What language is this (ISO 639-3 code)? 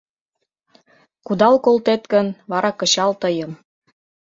chm